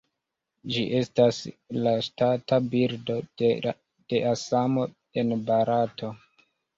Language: Esperanto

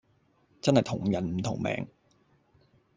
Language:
Cantonese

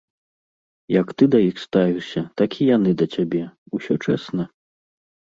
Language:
Belarusian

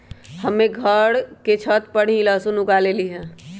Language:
Magahi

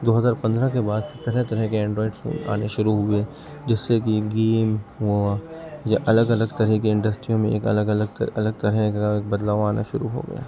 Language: Urdu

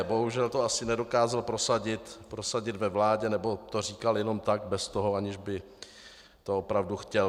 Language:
Czech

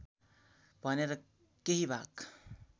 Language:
Nepali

